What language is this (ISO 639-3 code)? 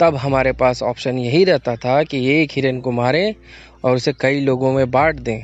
hin